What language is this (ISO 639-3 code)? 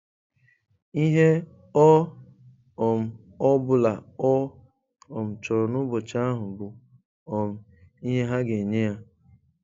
ibo